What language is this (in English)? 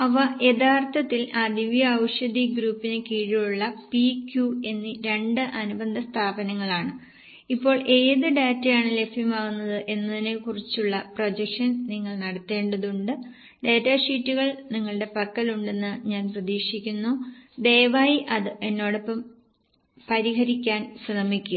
Malayalam